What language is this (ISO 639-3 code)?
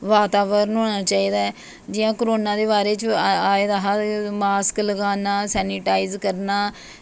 doi